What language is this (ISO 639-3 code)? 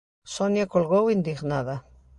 glg